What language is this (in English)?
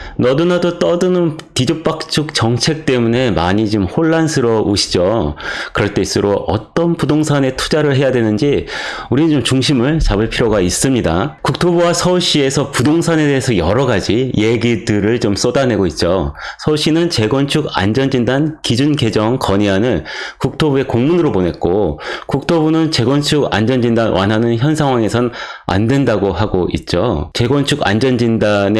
Korean